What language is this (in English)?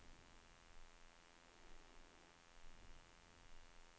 Swedish